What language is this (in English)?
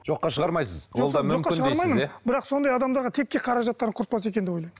Kazakh